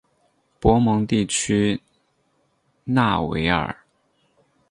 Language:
Chinese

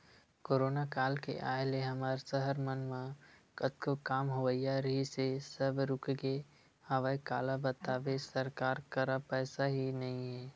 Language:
Chhattisgarhi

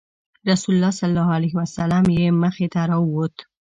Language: Pashto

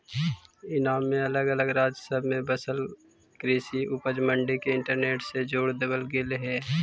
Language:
Magahi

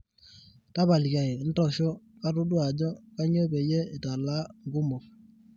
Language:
Masai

